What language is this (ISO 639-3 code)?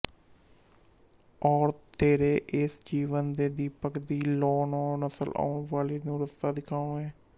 pan